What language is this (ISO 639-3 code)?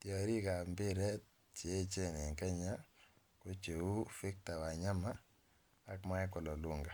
kln